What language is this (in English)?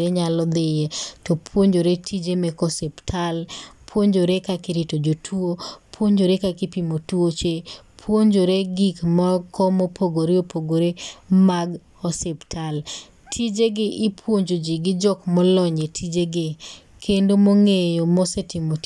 Luo (Kenya and Tanzania)